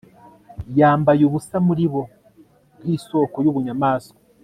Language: Kinyarwanda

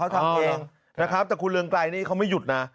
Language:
Thai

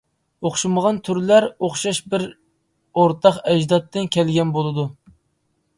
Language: Uyghur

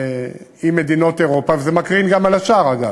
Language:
Hebrew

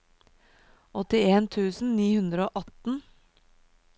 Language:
Norwegian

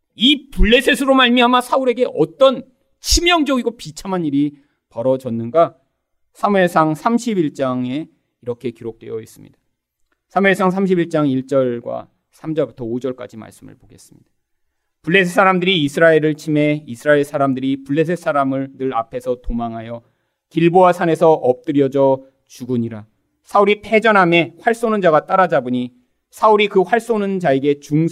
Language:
Korean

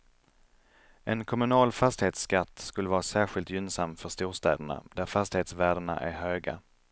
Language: Swedish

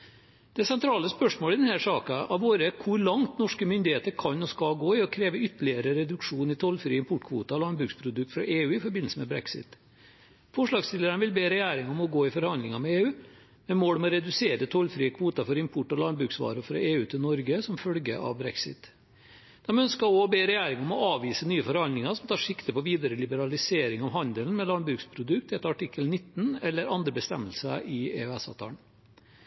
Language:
Norwegian Bokmål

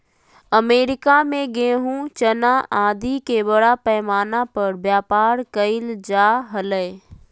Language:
Magahi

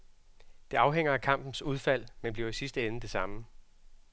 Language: Danish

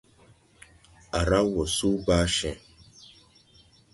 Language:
Tupuri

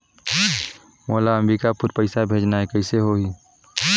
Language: Chhattisgarhi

